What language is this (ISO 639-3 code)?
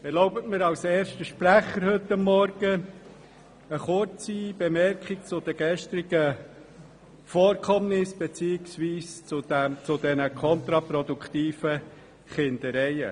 gsw